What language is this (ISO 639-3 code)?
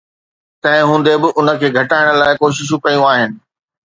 snd